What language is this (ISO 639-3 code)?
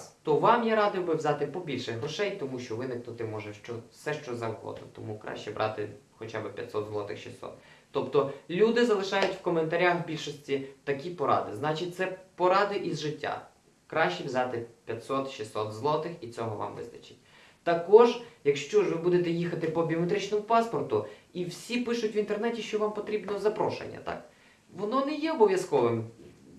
ukr